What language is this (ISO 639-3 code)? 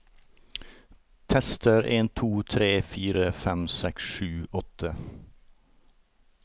nor